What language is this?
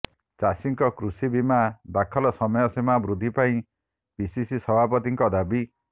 Odia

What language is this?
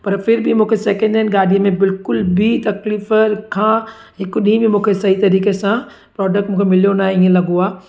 Sindhi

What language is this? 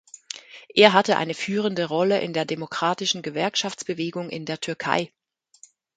German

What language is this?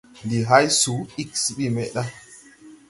Tupuri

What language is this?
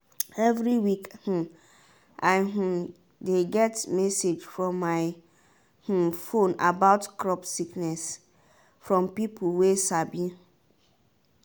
Nigerian Pidgin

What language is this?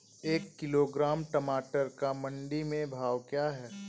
Hindi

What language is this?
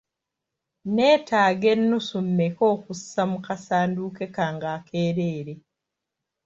Ganda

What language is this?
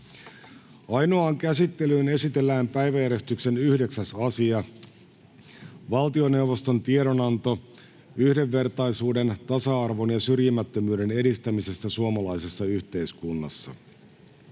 Finnish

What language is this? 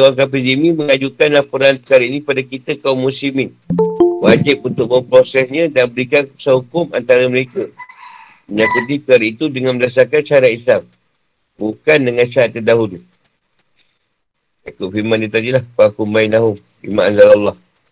Malay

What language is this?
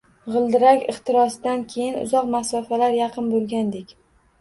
Uzbek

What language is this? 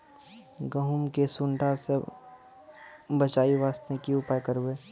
Maithili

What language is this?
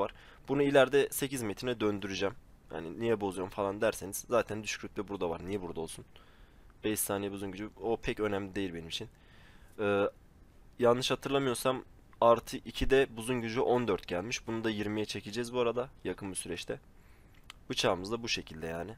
Turkish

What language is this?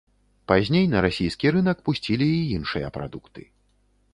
Belarusian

